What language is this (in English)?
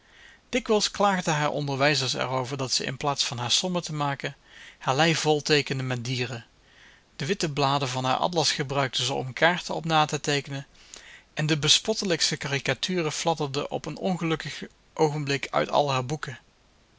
Dutch